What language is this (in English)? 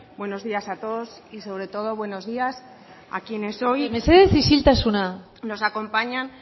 Spanish